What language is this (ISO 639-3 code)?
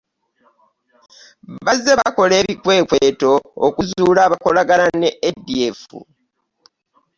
lug